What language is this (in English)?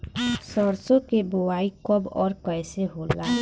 Bhojpuri